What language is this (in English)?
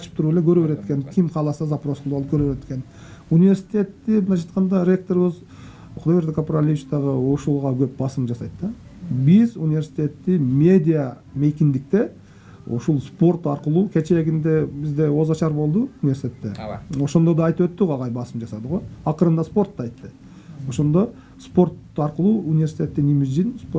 Turkish